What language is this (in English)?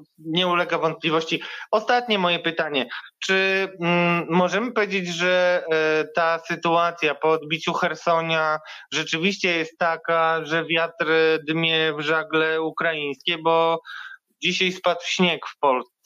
Polish